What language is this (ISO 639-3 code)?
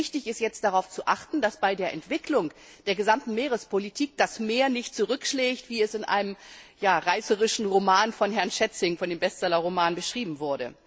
deu